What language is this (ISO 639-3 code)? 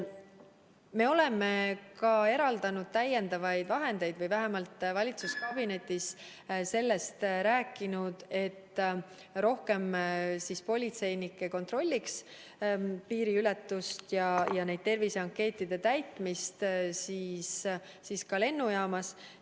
est